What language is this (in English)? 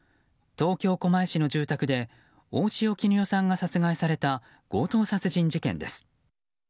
Japanese